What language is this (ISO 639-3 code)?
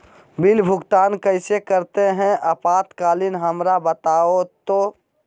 mag